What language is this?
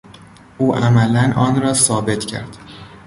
Persian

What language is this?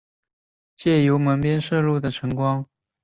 Chinese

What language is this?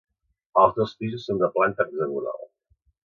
Catalan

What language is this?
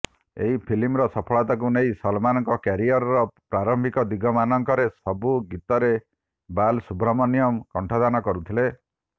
Odia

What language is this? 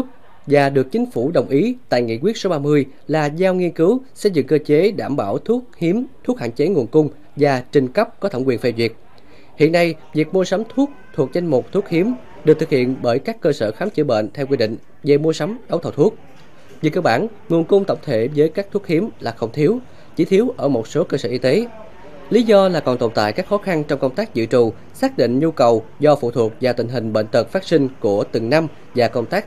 Vietnamese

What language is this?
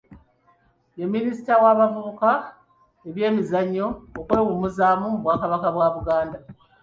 Ganda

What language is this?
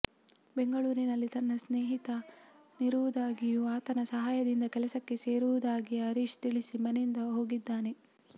Kannada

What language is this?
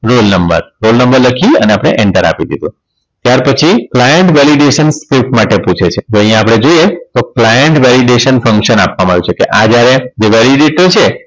Gujarati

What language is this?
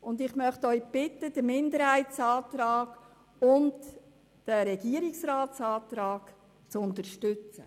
Swiss German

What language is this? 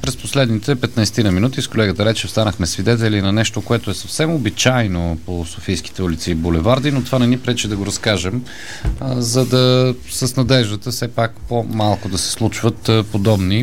Bulgarian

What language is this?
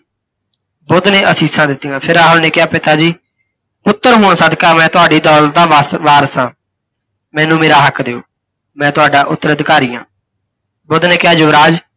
Punjabi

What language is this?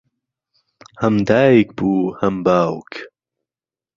Central Kurdish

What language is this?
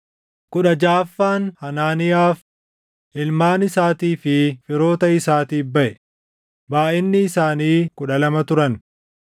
Oromo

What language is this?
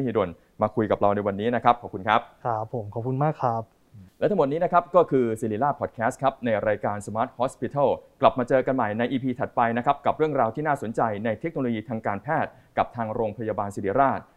Thai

